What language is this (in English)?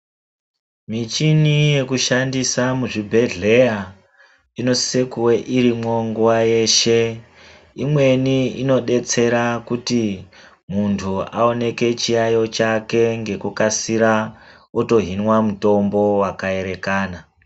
Ndau